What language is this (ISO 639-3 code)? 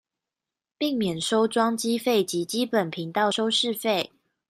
zho